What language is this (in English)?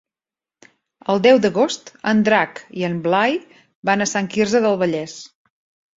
Catalan